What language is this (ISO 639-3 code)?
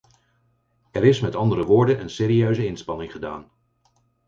nld